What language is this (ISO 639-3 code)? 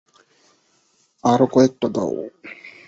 ben